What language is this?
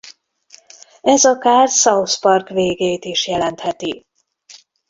Hungarian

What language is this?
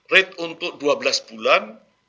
Indonesian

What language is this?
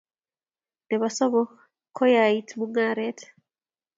Kalenjin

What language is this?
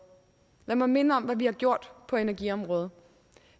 Danish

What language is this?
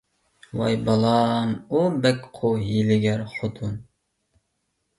Uyghur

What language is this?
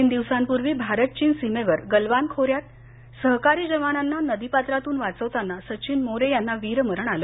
Marathi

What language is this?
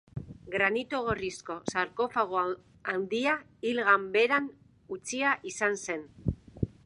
Basque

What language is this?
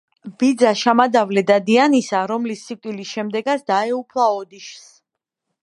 Georgian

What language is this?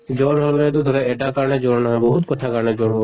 Assamese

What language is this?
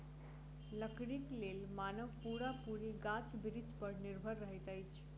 Maithili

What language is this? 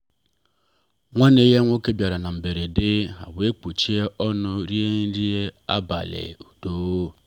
Igbo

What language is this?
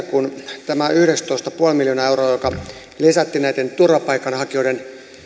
Finnish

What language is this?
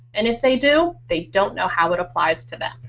English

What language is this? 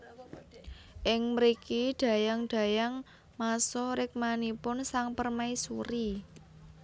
Javanese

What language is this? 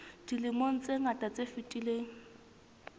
Southern Sotho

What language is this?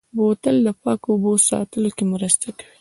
Pashto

